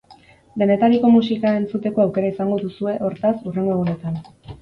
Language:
Basque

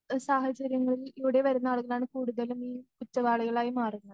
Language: Malayalam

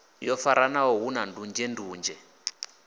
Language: Venda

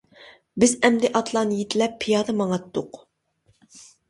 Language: Uyghur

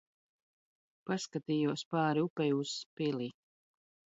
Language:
Latvian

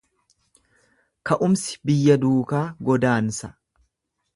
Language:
Oromo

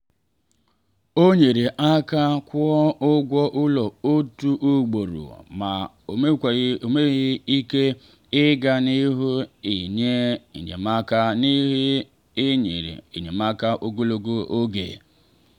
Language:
Igbo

